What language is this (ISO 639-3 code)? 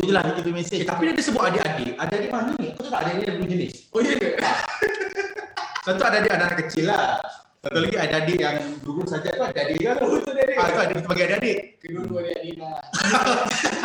msa